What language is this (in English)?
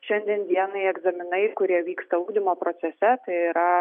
Lithuanian